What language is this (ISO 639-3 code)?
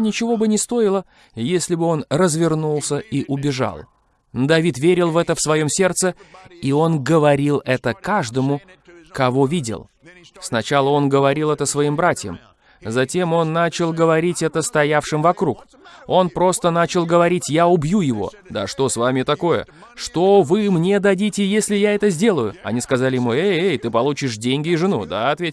rus